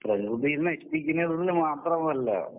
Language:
Malayalam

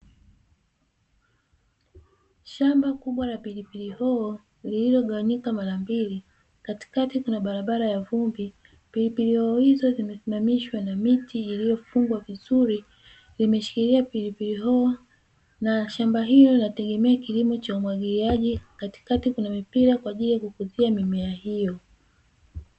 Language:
Swahili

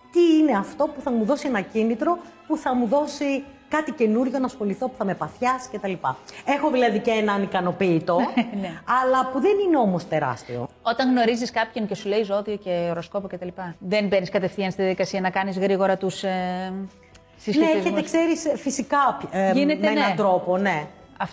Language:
Greek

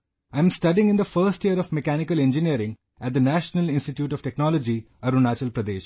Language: English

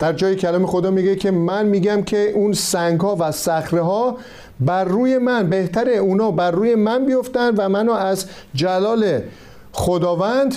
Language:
Persian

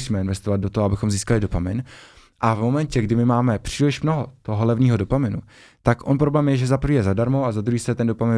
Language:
Czech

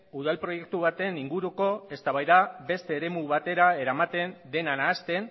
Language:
Basque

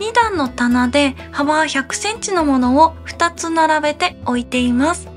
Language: Japanese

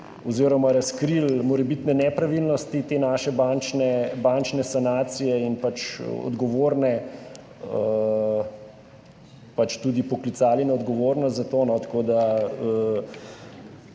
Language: Slovenian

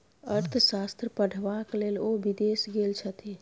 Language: Maithili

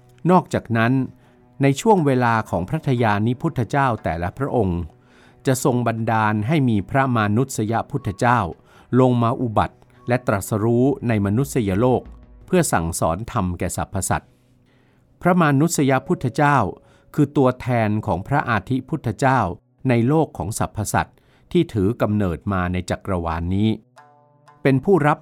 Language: Thai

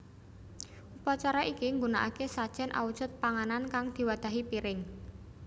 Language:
Javanese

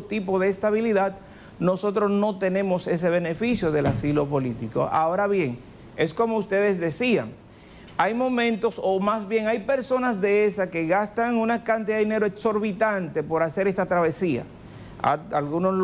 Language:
Spanish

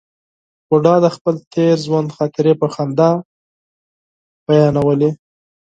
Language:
Pashto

